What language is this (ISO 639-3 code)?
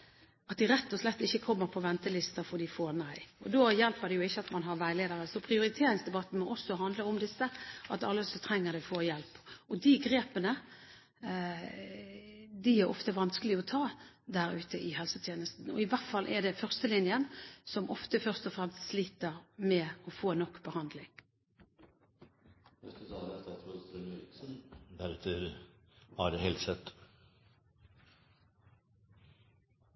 nob